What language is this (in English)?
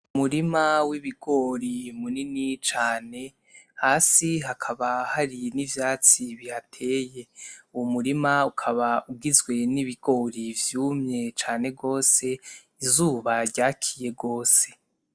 Rundi